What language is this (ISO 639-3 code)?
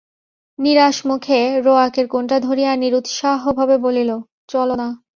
ben